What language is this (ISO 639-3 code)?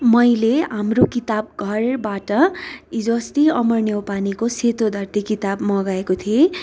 nep